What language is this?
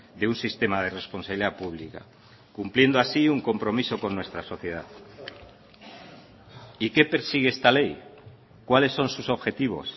Spanish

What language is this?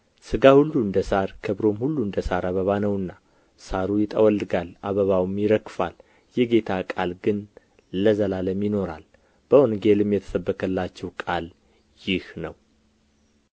Amharic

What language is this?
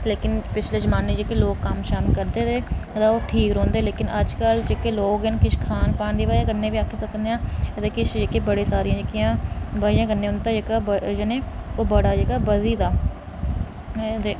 Dogri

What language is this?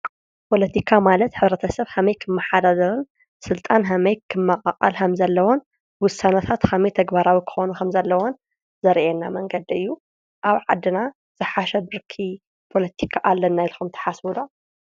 Tigrinya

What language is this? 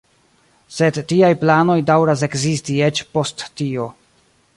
Esperanto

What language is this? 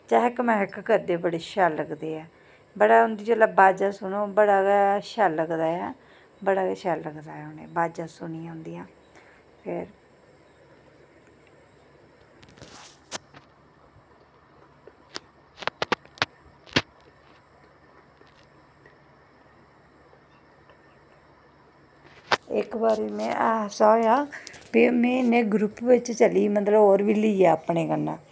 Dogri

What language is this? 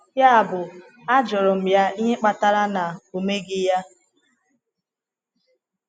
Igbo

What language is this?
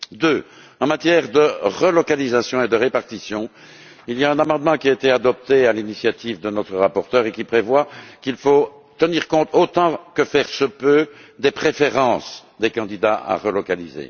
French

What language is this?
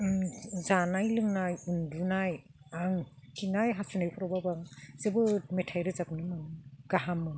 Bodo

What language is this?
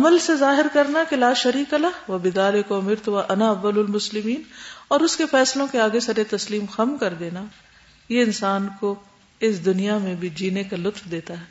Urdu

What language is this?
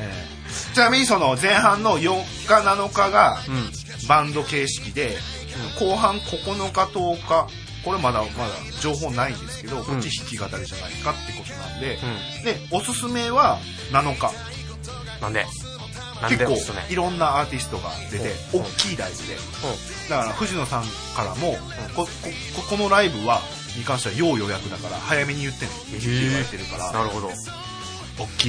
Japanese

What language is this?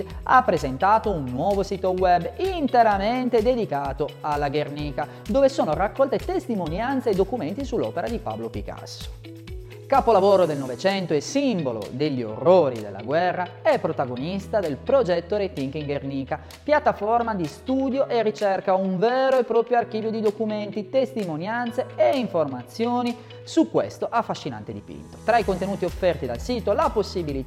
Italian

